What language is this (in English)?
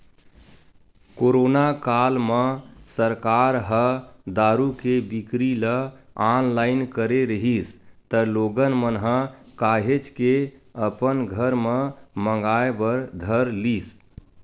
Chhattisgarhi